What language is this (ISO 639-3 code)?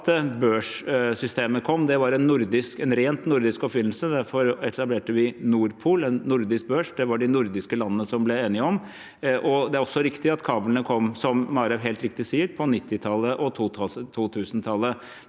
nor